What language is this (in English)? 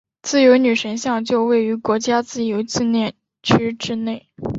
Chinese